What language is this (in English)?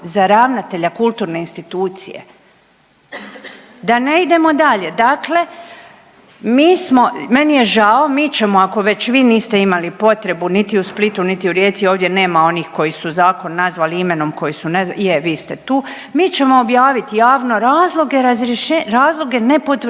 Croatian